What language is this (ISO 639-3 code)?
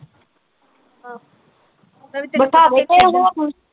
pan